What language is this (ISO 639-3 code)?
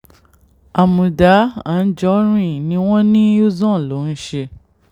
yor